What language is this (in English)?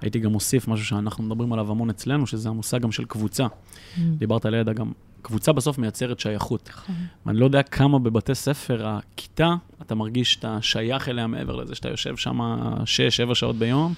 Hebrew